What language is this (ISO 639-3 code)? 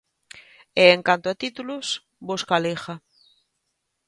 glg